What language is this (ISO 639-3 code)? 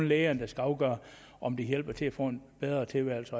dan